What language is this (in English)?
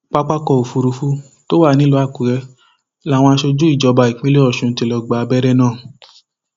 Yoruba